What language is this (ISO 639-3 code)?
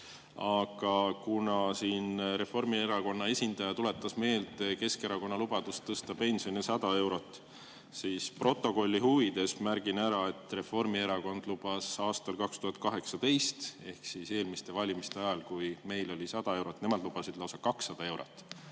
est